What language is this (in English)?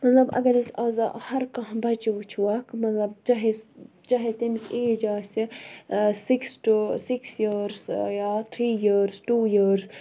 Kashmiri